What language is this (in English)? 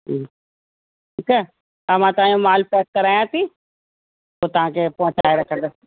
Sindhi